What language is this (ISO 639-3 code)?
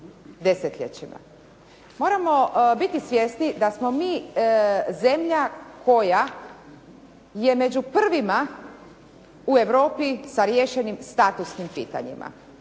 hrv